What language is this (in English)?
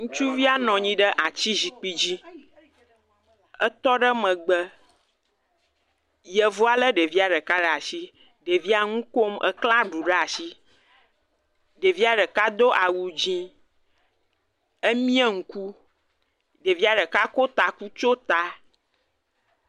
Ewe